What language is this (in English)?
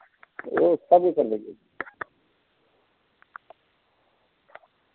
Dogri